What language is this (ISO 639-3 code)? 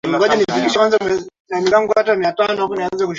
swa